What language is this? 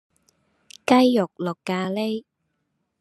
Cantonese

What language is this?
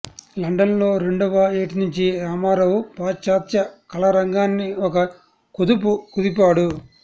Telugu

